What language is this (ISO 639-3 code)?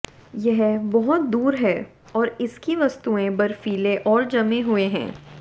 hin